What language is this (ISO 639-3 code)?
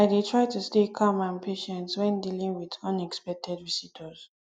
pcm